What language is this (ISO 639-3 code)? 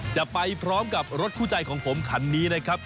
tha